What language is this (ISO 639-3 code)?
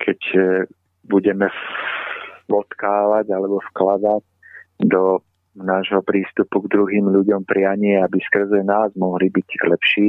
slk